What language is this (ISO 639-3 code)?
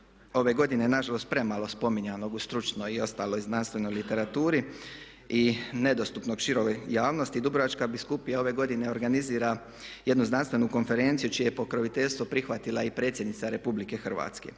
hrv